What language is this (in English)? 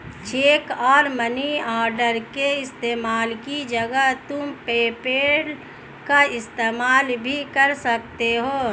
Hindi